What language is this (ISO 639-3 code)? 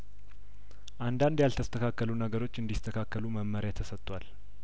amh